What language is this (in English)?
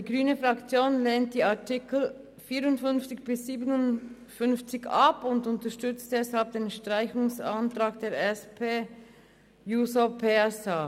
Swiss German